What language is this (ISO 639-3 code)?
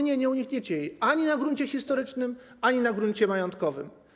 pol